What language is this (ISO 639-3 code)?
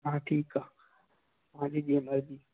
snd